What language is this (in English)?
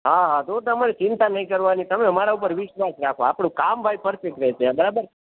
Gujarati